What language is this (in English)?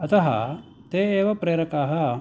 Sanskrit